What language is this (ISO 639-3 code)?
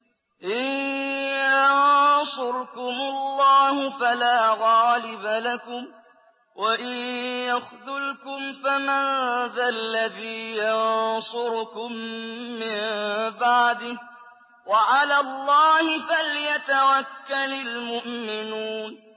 ara